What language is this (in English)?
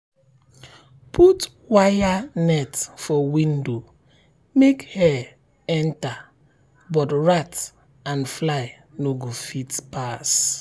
Nigerian Pidgin